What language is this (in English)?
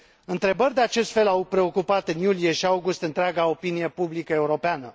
Romanian